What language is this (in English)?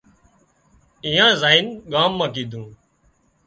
Wadiyara Koli